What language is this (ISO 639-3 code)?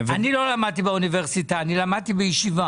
heb